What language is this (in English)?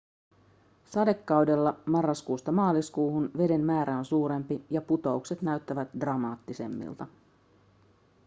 Finnish